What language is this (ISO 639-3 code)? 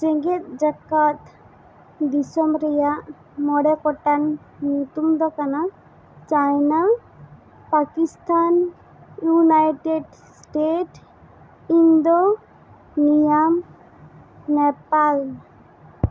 sat